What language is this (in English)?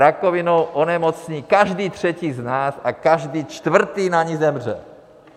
Czech